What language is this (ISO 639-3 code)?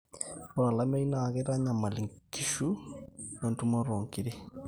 mas